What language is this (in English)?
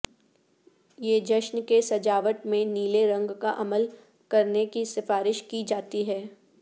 Urdu